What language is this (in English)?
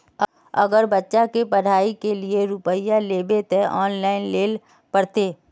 Magahi